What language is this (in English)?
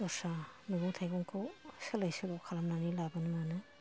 Bodo